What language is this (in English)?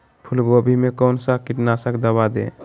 Magahi